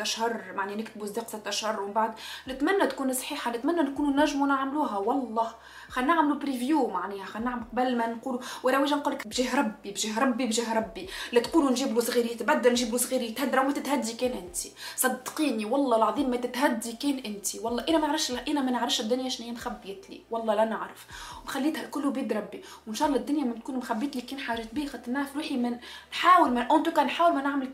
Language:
Arabic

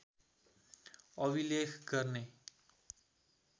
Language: Nepali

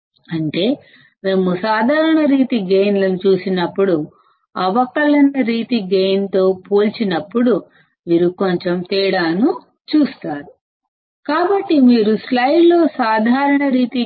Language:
Telugu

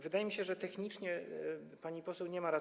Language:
Polish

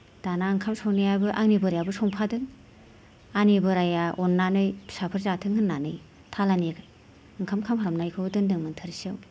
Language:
Bodo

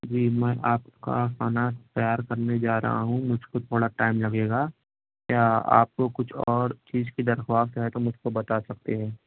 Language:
Urdu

